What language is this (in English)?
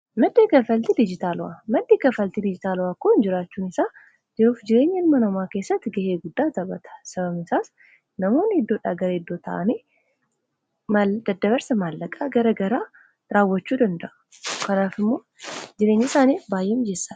Oromo